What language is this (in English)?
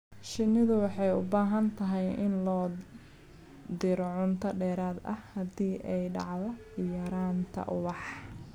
Somali